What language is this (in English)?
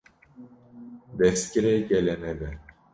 Kurdish